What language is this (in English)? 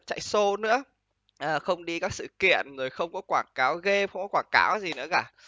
Vietnamese